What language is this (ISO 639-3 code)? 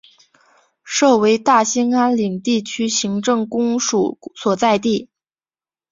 zho